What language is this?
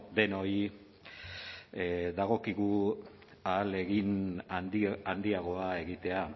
Basque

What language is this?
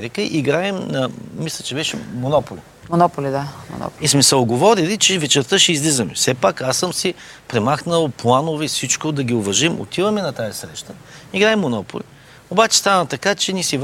Bulgarian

